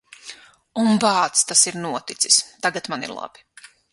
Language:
Latvian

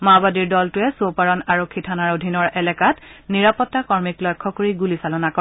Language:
Assamese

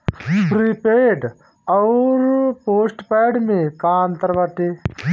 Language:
Bhojpuri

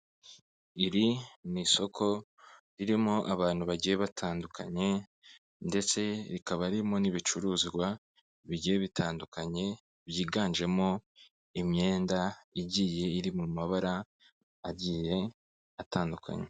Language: Kinyarwanda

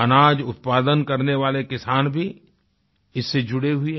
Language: Hindi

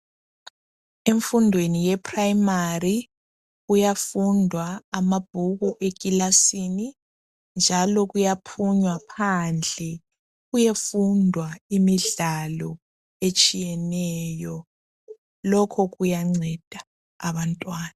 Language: North Ndebele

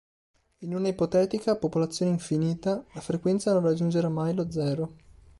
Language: Italian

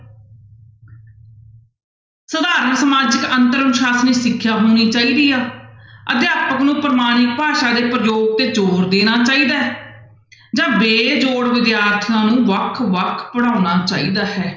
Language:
Punjabi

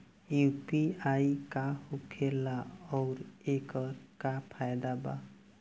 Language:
Bhojpuri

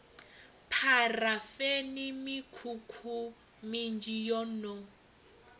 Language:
Venda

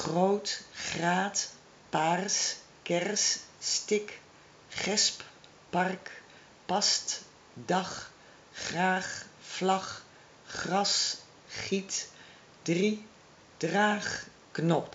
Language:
Dutch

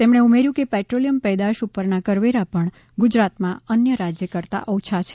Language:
Gujarati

